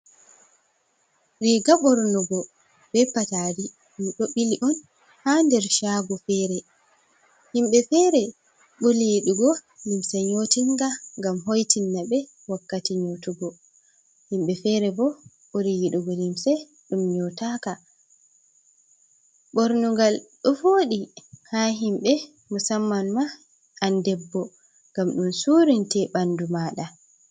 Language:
Fula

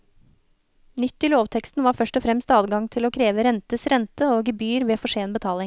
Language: Norwegian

